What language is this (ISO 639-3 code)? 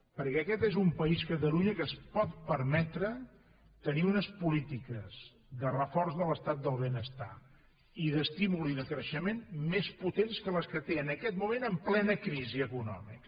cat